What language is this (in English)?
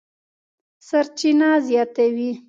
Pashto